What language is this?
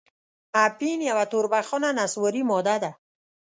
Pashto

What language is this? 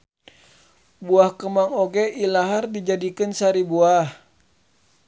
Sundanese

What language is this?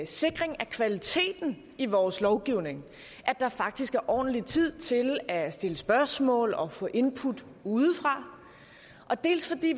Danish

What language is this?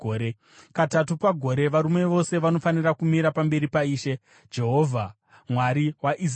Shona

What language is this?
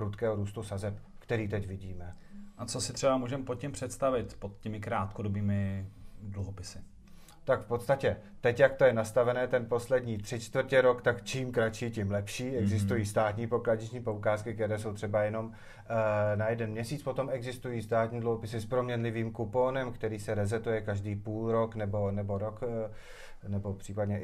Czech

